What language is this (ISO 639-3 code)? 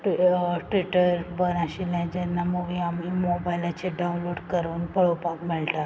kok